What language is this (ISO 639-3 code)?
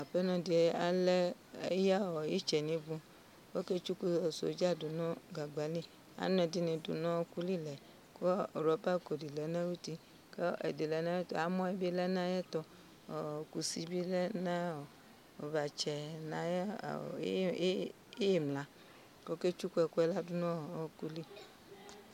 kpo